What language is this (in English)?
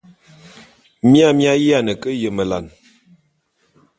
Bulu